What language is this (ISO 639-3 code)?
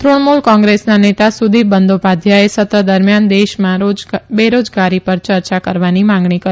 guj